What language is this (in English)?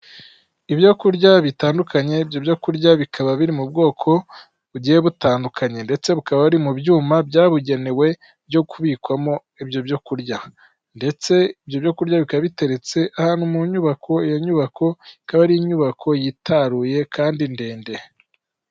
Kinyarwanda